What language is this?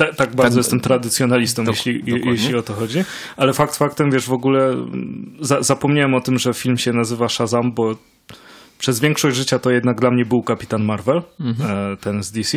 Polish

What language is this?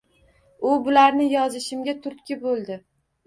Uzbek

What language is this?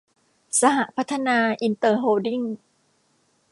Thai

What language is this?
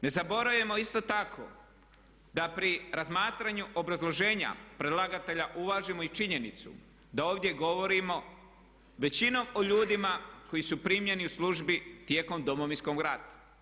Croatian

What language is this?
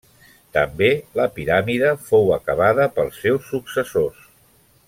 Catalan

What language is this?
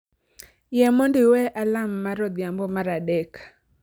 Luo (Kenya and Tanzania)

